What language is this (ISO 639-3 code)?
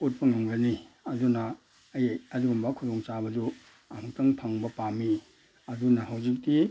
mni